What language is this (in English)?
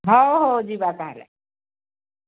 Odia